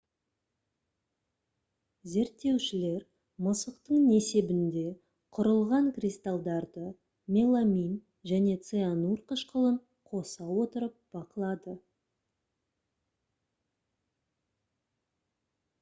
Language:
Kazakh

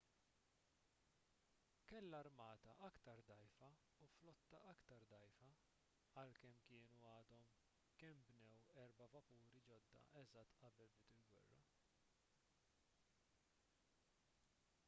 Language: Maltese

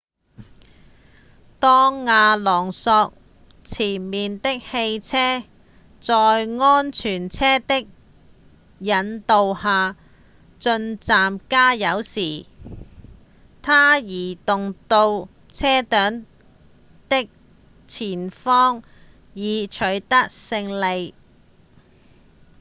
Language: Cantonese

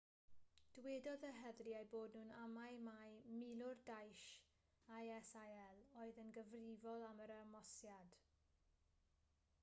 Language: Welsh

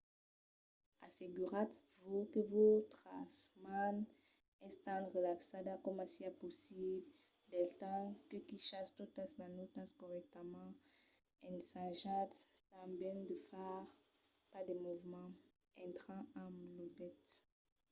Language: Occitan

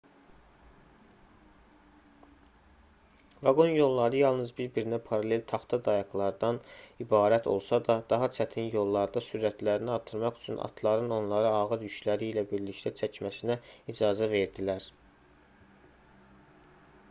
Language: Azerbaijani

